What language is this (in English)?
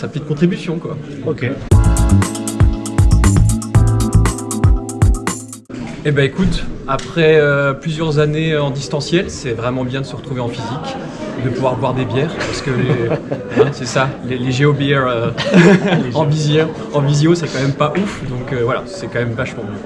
French